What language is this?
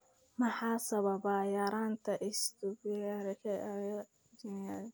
Somali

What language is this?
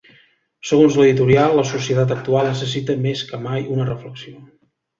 Catalan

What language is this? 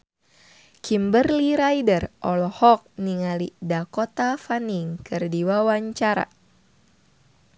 Sundanese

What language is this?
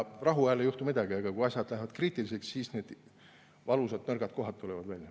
Estonian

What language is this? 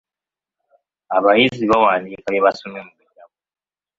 Ganda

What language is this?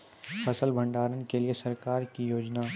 Maithili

